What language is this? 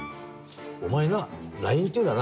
Japanese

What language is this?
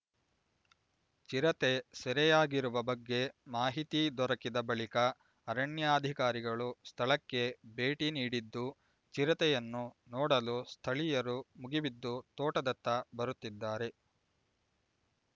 Kannada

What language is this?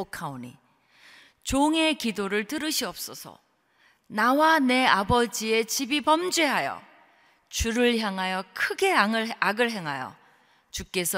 Korean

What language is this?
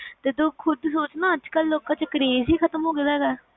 Punjabi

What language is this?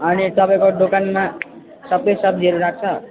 Nepali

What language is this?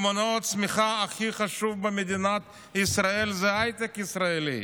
Hebrew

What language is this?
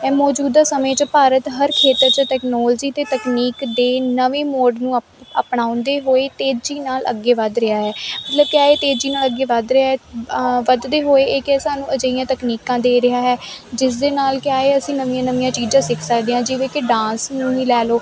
Punjabi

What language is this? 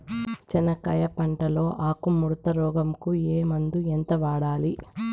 Telugu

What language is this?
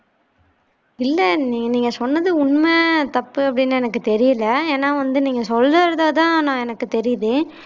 Tamil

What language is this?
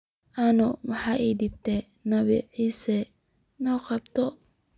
Somali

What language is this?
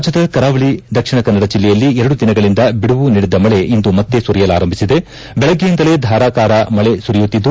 Kannada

